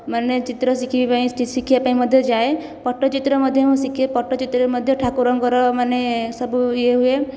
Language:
Odia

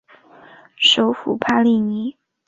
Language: Chinese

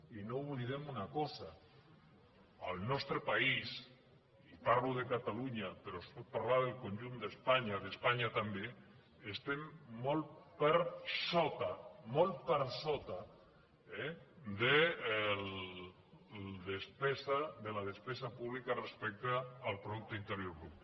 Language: Catalan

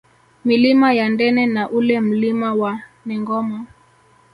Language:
Swahili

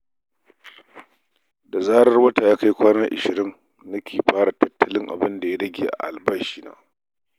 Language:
Hausa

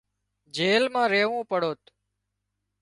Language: Wadiyara Koli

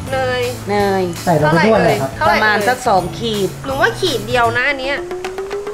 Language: Thai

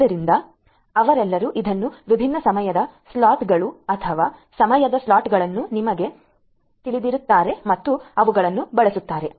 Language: Kannada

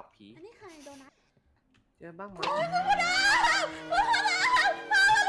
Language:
Thai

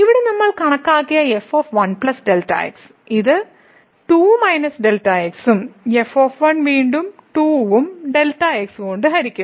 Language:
Malayalam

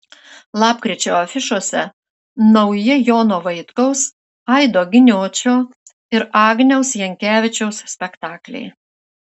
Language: Lithuanian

